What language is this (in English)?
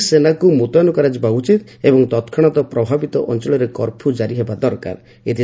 Odia